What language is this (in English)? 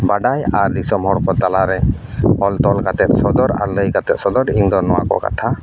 Santali